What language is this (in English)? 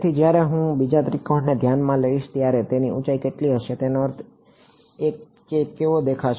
Gujarati